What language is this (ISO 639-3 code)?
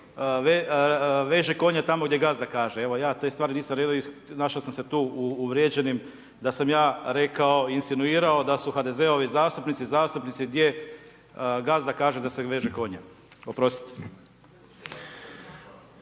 hrv